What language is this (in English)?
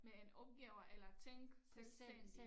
Danish